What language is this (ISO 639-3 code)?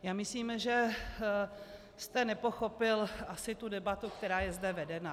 ces